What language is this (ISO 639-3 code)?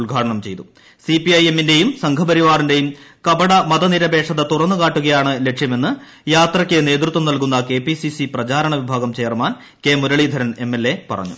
mal